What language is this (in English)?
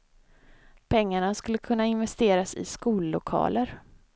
Swedish